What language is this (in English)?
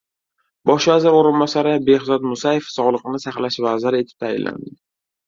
Uzbek